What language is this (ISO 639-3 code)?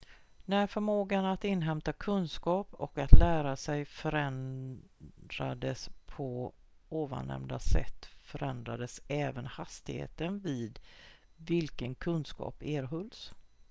swe